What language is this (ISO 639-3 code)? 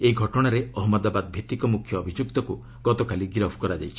ori